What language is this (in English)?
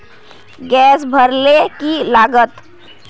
Magahi